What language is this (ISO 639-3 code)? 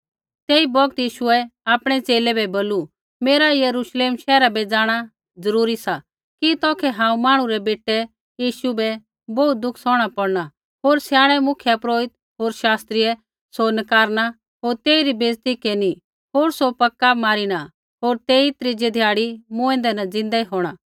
kfx